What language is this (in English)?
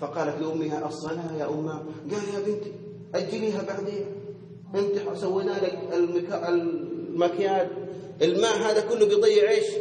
Arabic